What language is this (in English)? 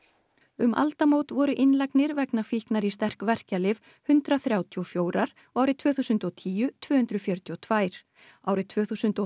Icelandic